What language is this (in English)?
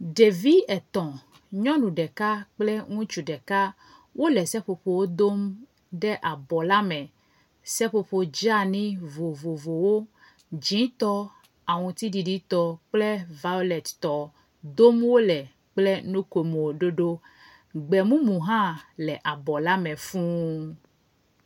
Ewe